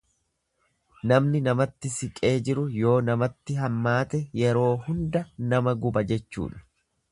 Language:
Oromo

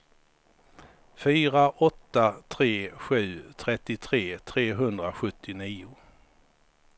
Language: Swedish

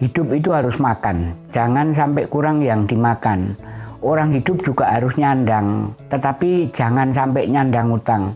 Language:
Indonesian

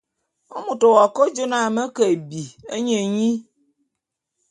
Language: Bulu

